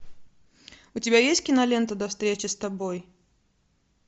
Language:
Russian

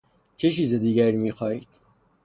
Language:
Persian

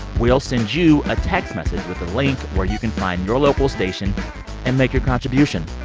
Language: English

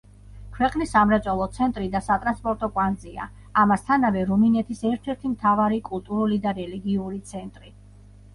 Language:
Georgian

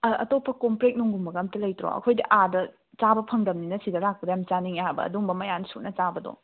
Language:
Manipuri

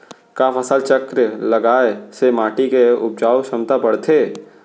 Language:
Chhattisgarhi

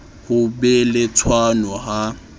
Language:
Southern Sotho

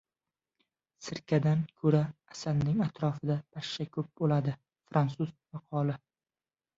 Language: Uzbek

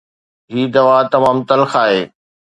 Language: Sindhi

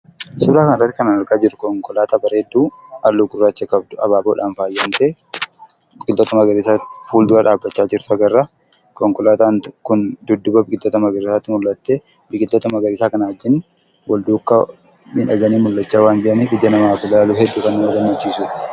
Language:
Oromo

